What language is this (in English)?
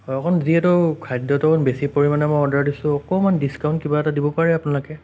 Assamese